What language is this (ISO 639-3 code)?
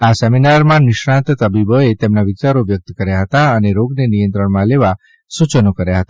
guj